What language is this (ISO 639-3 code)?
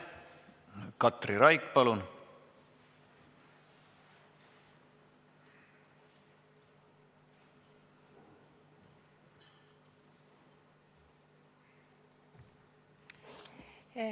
est